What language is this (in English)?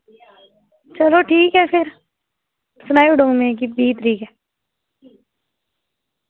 Dogri